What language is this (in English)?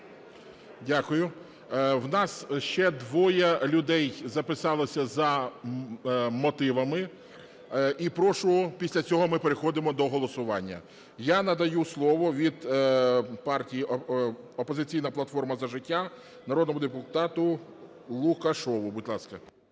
Ukrainian